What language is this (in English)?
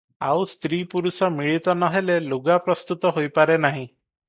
Odia